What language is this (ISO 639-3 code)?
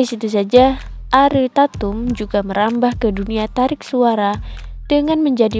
ind